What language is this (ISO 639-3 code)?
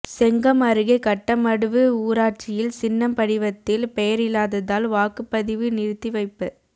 tam